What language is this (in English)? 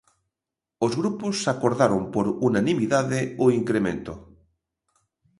Galician